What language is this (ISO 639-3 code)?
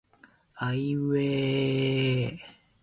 jpn